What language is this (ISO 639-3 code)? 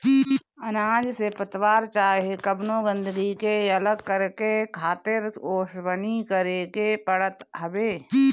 bho